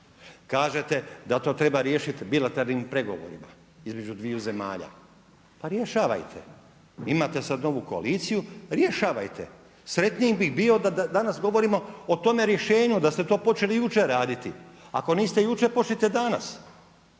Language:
Croatian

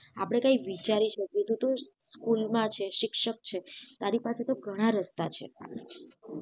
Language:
Gujarati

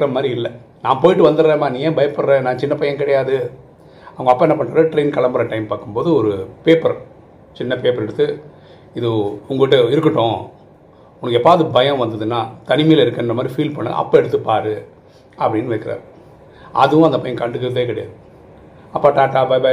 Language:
Tamil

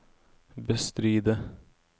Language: Norwegian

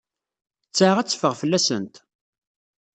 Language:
Kabyle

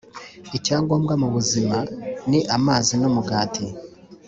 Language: Kinyarwanda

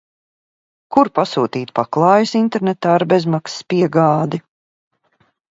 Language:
Latvian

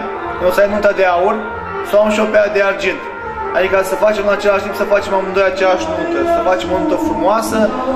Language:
Romanian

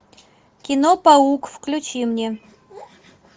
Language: Russian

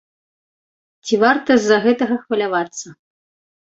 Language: Belarusian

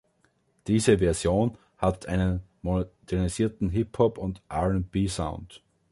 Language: German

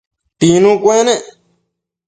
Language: Matsés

